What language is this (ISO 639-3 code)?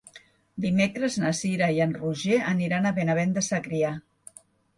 cat